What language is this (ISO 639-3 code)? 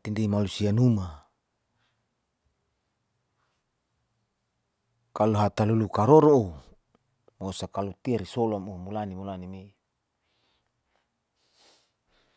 sau